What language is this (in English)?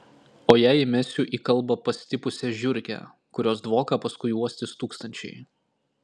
Lithuanian